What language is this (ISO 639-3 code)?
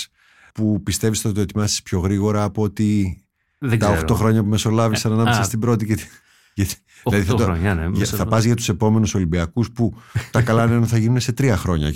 ell